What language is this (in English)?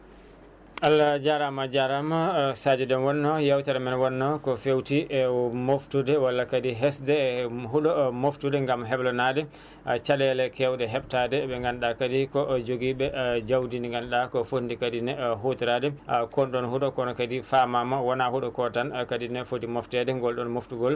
Fula